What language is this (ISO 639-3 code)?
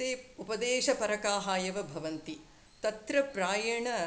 san